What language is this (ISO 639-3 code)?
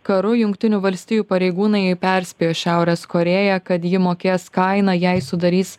lit